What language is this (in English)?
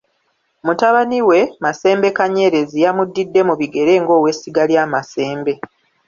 Ganda